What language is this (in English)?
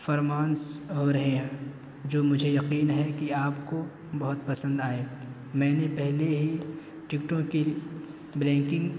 Urdu